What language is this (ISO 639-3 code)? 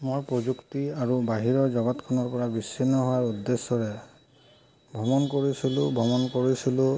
asm